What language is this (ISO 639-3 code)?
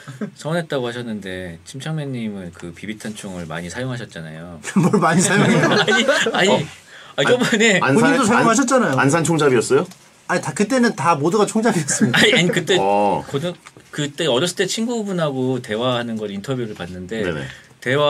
kor